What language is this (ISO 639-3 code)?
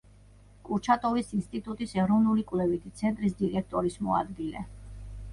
kat